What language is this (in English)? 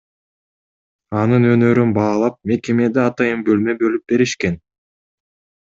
Kyrgyz